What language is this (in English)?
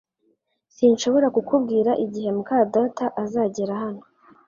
Kinyarwanda